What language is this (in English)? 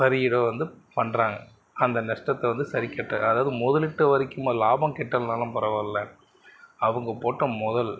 Tamil